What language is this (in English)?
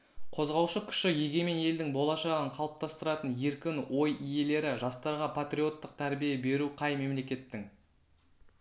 Kazakh